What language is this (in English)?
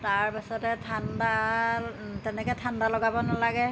Assamese